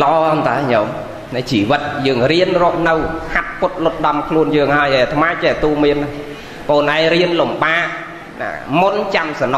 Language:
Vietnamese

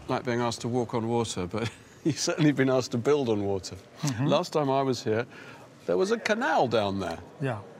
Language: English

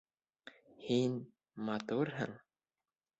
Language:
Bashkir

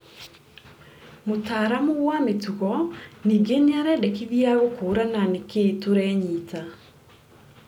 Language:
Kikuyu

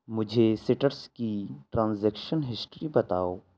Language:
Urdu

